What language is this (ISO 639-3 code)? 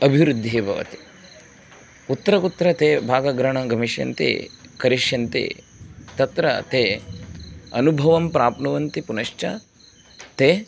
san